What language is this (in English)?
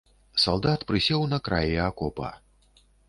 Belarusian